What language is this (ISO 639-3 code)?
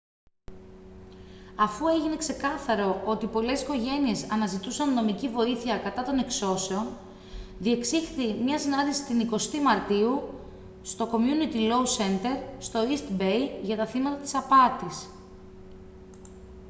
ell